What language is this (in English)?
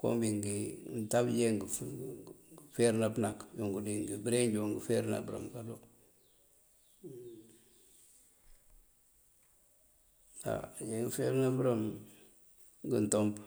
Mandjak